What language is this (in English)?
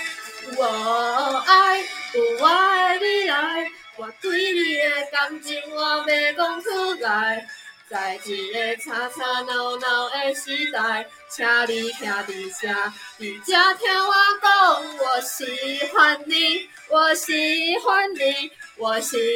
Chinese